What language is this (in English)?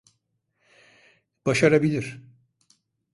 Turkish